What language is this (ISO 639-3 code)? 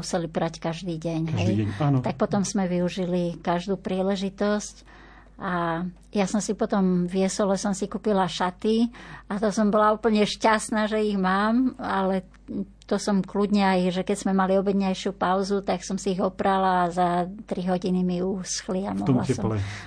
slk